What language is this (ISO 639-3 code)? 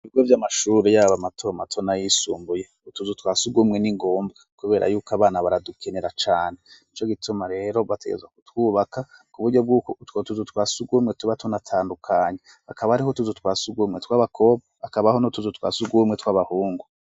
run